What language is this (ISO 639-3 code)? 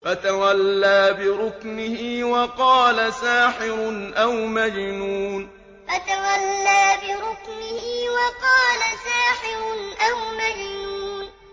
ara